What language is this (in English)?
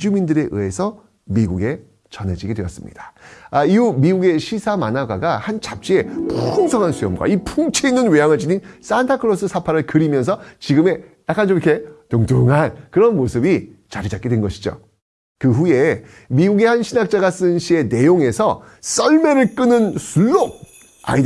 Korean